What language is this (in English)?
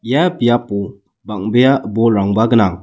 Garo